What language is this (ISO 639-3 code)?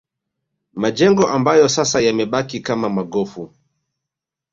swa